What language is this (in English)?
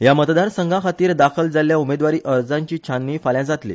Konkani